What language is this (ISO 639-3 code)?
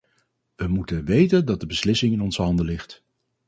nld